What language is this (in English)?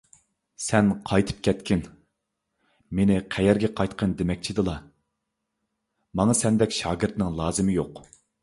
Uyghur